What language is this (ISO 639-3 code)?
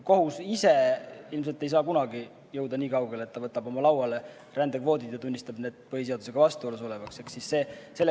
est